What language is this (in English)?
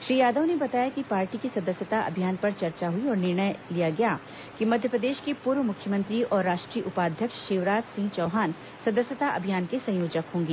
Hindi